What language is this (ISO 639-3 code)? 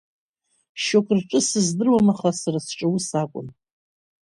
abk